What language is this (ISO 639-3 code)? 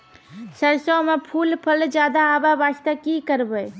mai